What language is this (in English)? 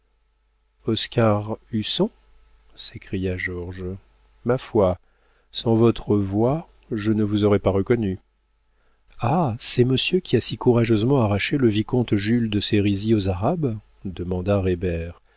French